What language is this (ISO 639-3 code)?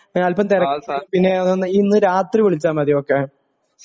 mal